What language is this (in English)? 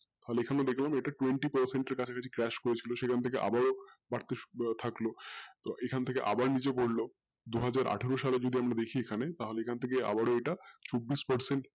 Bangla